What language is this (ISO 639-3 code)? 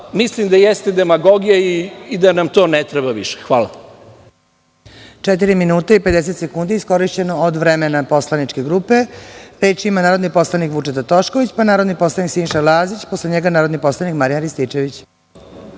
srp